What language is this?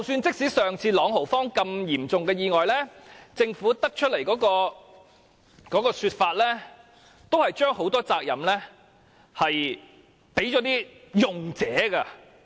Cantonese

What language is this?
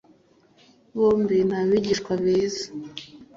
Kinyarwanda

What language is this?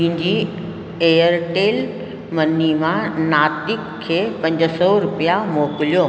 Sindhi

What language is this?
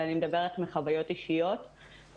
Hebrew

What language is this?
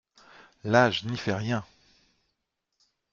French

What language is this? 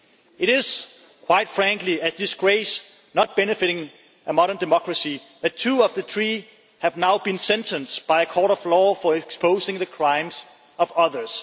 English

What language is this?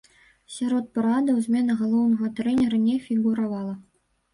Belarusian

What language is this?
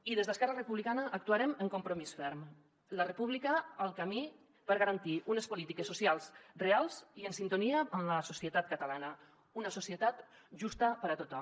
Catalan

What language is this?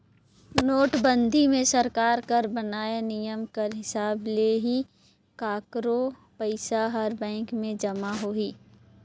Chhattisgarhi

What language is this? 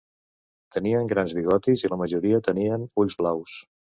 Catalan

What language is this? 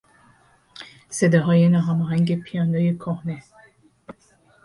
Persian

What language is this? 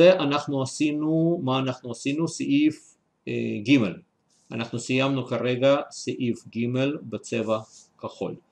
Hebrew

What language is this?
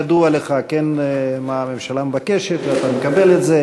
Hebrew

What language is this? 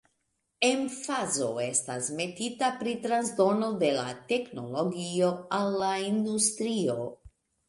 Esperanto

